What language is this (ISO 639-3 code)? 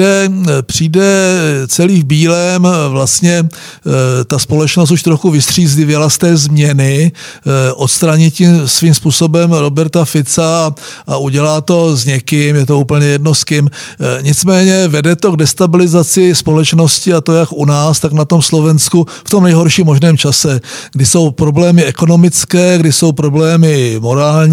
ces